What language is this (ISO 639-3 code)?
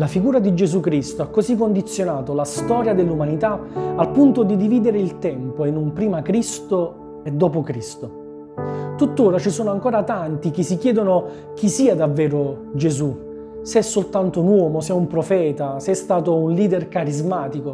ita